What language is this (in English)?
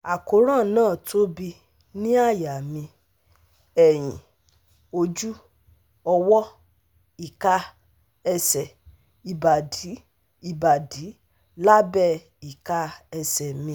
Yoruba